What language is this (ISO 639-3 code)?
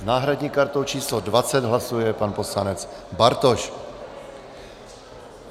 ces